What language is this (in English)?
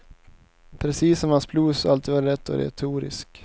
Swedish